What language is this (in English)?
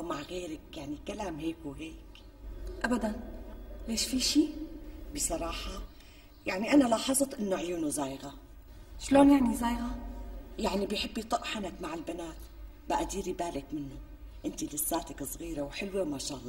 Arabic